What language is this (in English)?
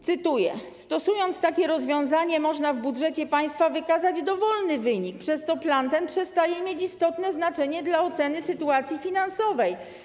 Polish